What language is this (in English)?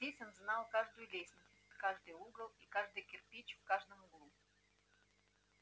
Russian